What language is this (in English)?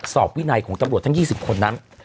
Thai